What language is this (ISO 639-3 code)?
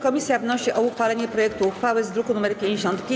pol